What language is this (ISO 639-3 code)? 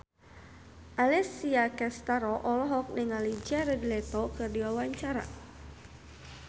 sun